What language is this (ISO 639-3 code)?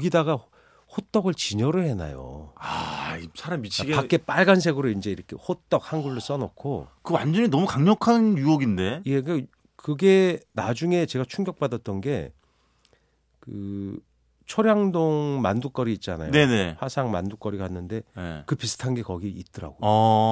kor